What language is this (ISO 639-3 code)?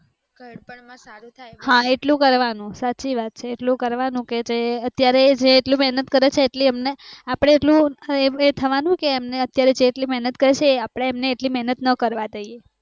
guj